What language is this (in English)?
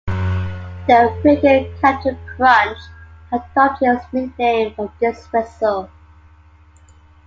English